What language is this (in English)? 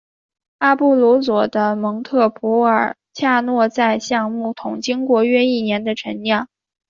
Chinese